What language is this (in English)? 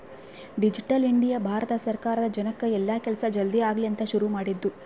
Kannada